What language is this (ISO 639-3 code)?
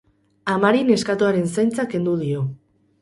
eus